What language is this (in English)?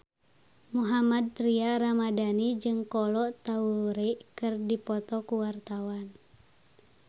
Sundanese